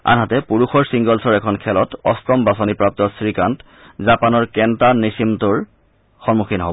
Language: Assamese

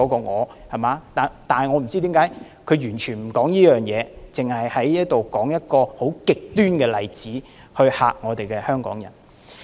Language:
Cantonese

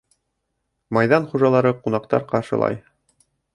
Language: Bashkir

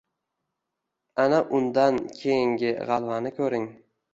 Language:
Uzbek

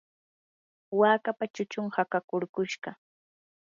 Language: Yanahuanca Pasco Quechua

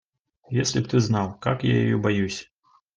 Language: Russian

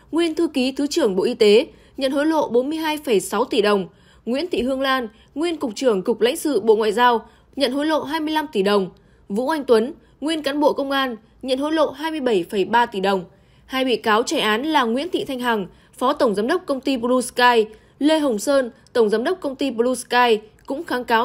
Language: Vietnamese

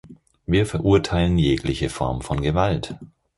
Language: German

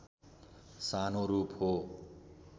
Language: Nepali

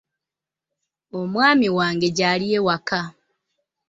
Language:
Ganda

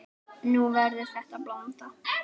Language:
Icelandic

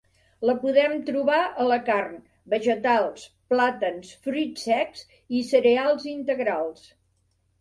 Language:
Catalan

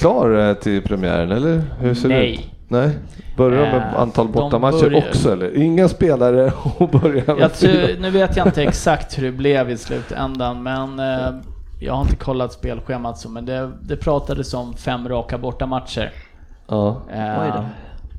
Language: Swedish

